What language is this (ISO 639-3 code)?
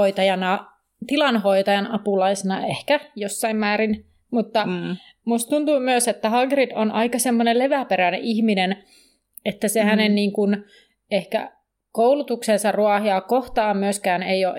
fin